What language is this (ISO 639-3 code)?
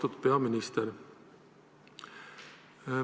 est